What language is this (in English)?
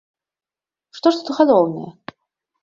Belarusian